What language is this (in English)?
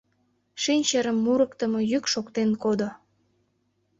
Mari